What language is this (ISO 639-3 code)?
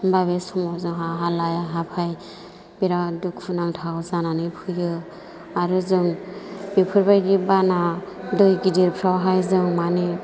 brx